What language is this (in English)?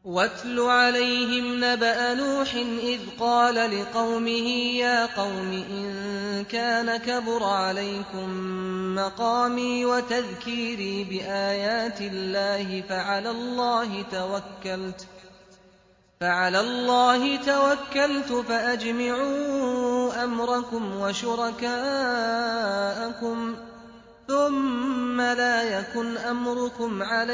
Arabic